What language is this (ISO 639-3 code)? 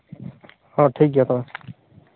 sat